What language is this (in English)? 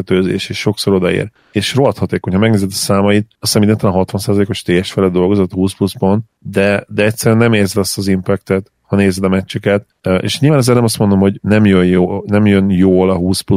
Hungarian